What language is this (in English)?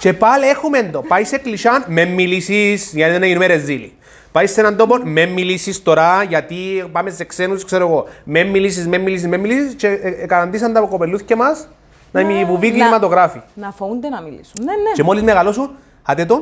Greek